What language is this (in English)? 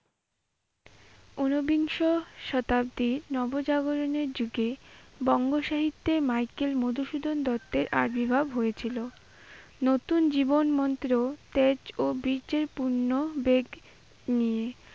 Bangla